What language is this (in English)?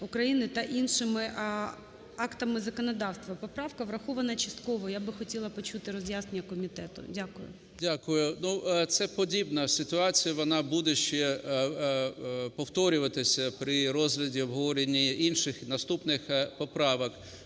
Ukrainian